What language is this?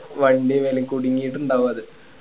Malayalam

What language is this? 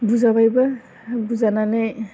Bodo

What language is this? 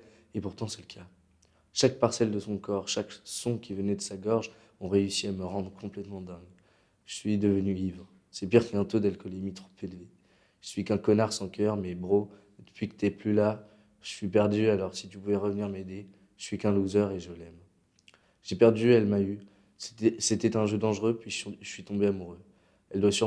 French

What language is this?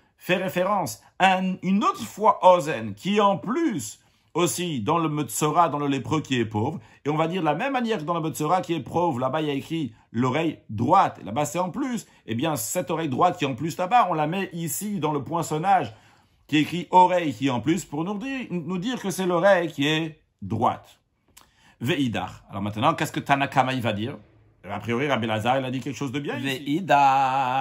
French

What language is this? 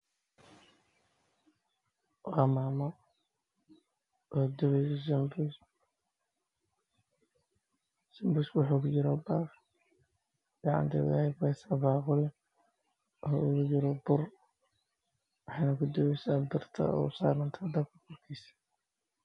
Somali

